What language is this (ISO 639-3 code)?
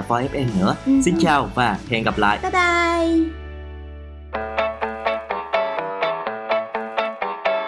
vie